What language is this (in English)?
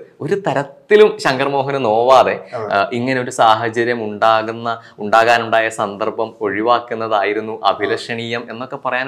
Malayalam